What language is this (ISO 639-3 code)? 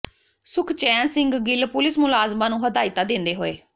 pan